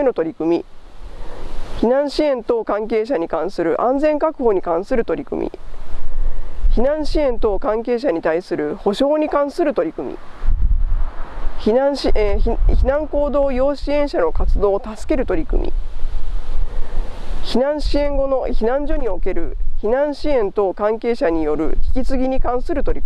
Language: Japanese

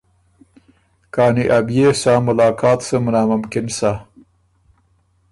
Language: Ormuri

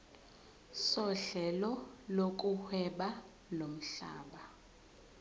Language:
Zulu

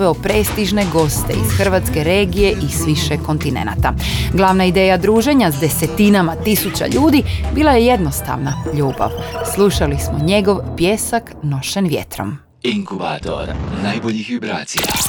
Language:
Croatian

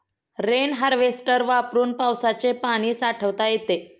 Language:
Marathi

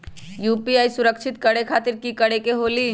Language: Magahi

